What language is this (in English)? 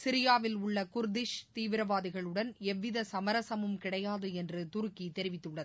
Tamil